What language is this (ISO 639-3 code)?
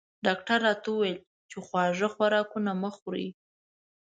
pus